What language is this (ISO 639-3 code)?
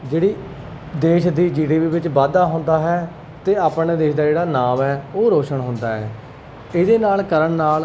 pan